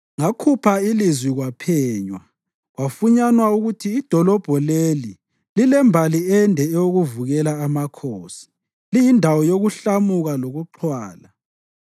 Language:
North Ndebele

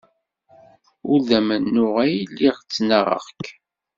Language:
Kabyle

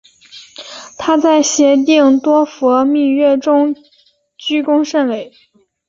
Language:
Chinese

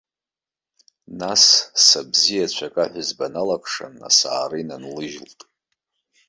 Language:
Abkhazian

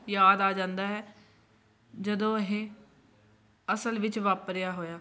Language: Punjabi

